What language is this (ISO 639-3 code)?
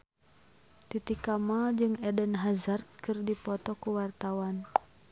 sun